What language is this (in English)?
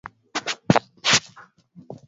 Swahili